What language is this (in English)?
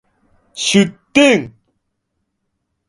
Japanese